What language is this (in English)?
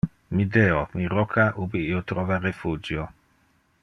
Interlingua